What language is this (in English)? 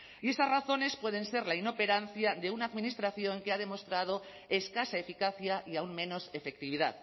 Spanish